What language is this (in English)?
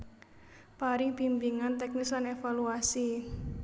Javanese